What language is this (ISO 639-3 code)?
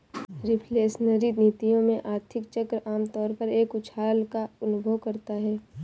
hin